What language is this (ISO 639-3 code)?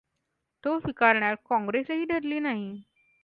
mar